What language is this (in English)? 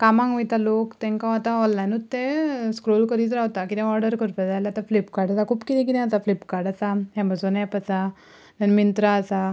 Konkani